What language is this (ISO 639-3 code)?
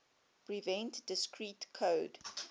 eng